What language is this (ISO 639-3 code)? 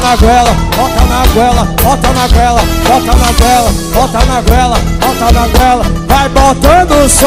por